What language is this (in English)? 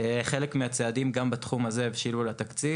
Hebrew